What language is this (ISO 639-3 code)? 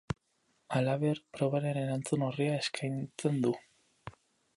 eus